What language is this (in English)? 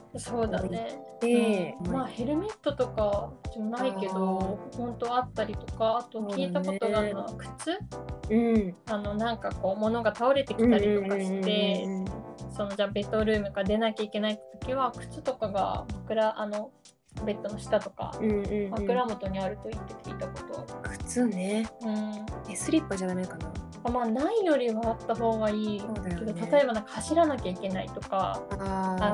Japanese